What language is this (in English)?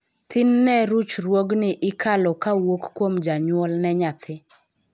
Luo (Kenya and Tanzania)